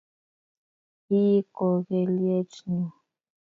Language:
Kalenjin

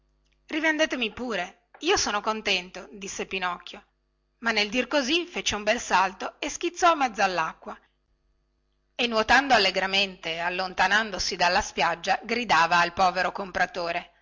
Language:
Italian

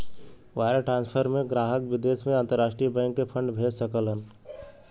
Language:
Bhojpuri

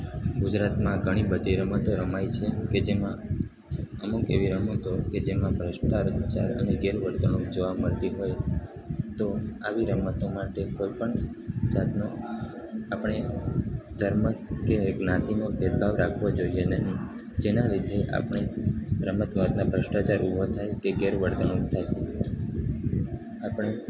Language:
Gujarati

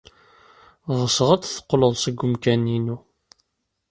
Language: Kabyle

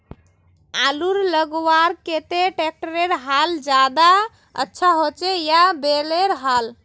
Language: Magahi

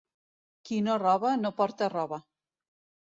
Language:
Catalan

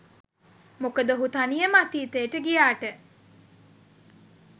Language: Sinhala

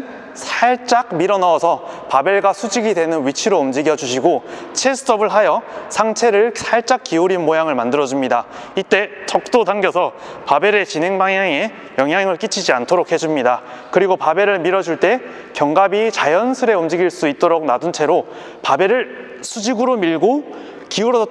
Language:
Korean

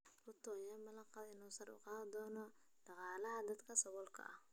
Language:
Somali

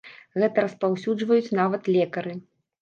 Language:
Belarusian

